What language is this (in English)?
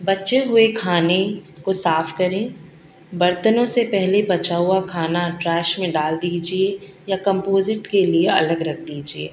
Urdu